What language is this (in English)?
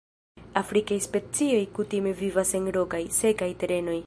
Esperanto